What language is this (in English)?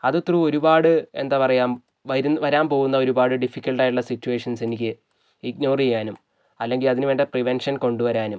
Malayalam